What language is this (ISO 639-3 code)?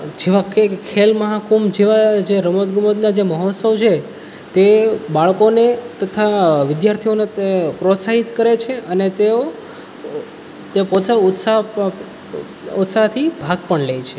guj